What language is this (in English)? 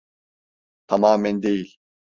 Turkish